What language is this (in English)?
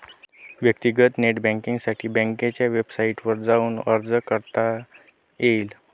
Marathi